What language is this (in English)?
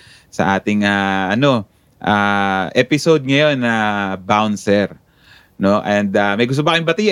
Filipino